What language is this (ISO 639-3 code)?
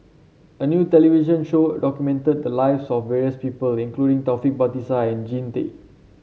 eng